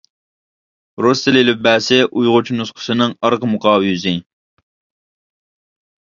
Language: Uyghur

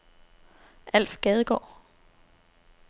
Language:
Danish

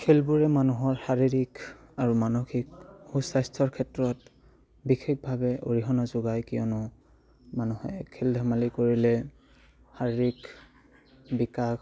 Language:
Assamese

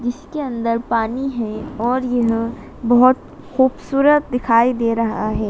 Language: Hindi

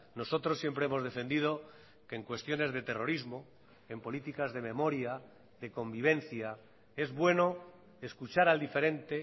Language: Spanish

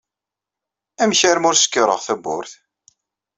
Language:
Kabyle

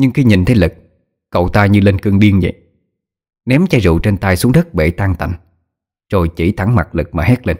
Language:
Vietnamese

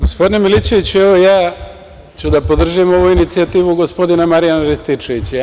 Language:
Serbian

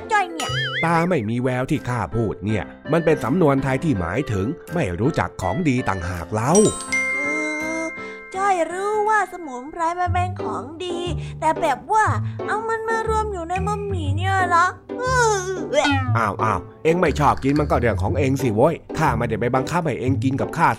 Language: Thai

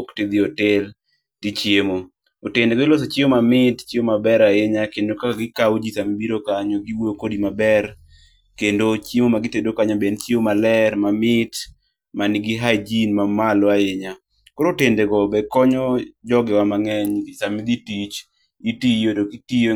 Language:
Luo (Kenya and Tanzania)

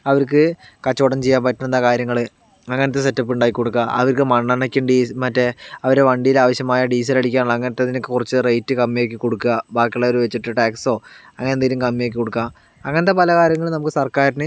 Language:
Malayalam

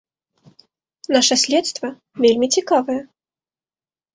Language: Belarusian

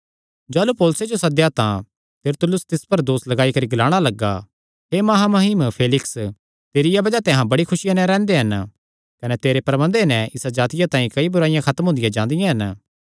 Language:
Kangri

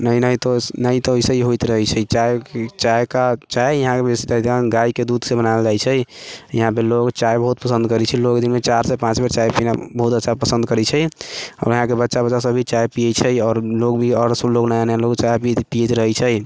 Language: Maithili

